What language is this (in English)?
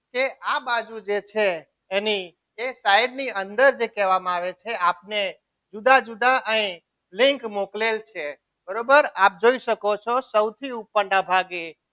Gujarati